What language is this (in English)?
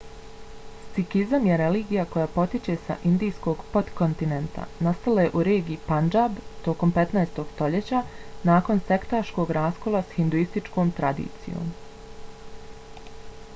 Bosnian